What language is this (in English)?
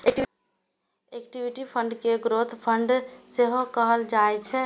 Maithili